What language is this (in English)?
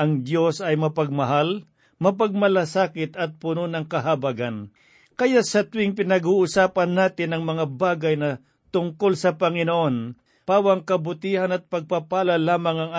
Filipino